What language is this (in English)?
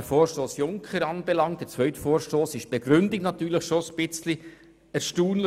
Swiss German